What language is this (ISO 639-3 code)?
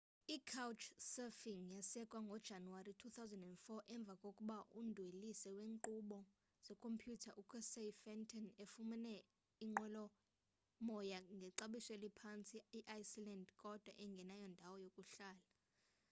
xho